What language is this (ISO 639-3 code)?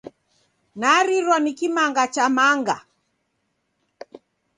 dav